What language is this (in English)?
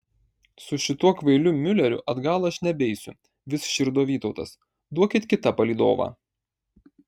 Lithuanian